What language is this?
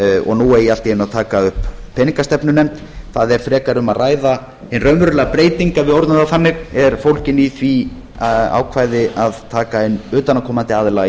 Icelandic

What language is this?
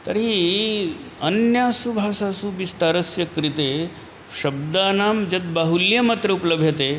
Sanskrit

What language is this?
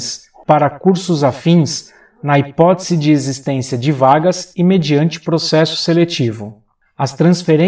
Portuguese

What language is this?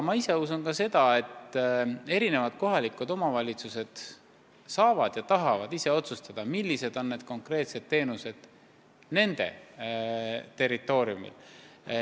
Estonian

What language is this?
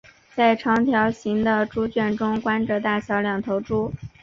Chinese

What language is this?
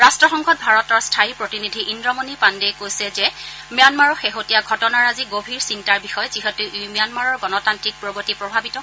Assamese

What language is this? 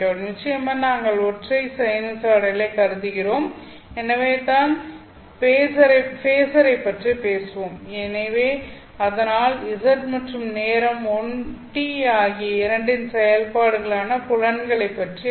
Tamil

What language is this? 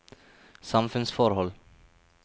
Norwegian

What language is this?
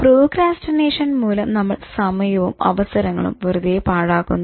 Malayalam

